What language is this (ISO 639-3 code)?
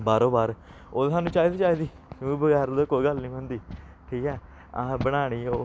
doi